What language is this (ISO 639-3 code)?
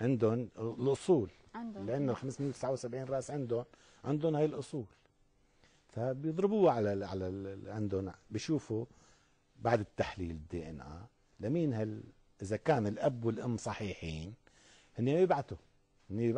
ara